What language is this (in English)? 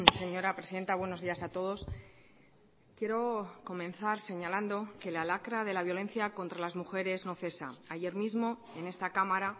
Spanish